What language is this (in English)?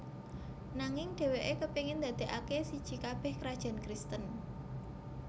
Javanese